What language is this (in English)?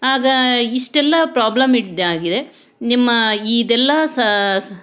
Kannada